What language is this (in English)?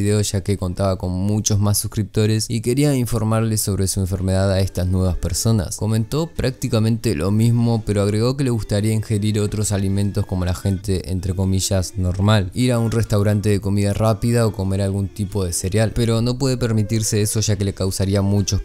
Spanish